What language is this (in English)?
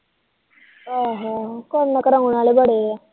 Punjabi